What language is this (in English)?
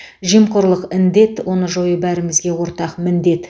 Kazakh